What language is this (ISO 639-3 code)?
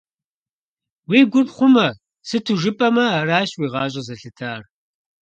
kbd